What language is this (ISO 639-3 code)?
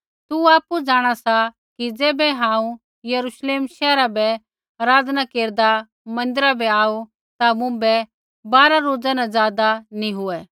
kfx